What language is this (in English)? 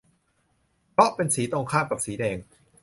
Thai